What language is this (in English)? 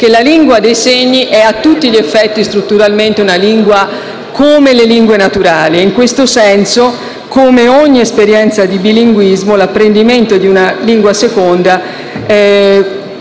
Italian